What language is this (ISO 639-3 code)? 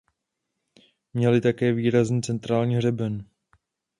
ces